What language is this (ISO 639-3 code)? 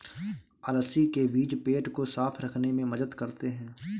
hin